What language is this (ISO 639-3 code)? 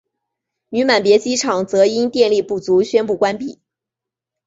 zho